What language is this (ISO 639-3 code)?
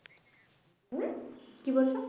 ben